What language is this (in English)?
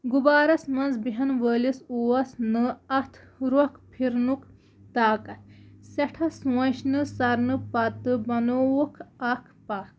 Kashmiri